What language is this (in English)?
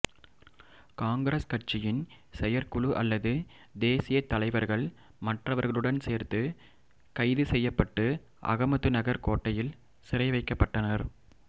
Tamil